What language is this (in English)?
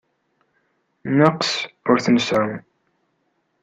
Kabyle